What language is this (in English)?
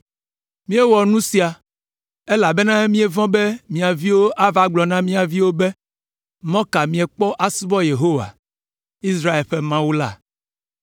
Ewe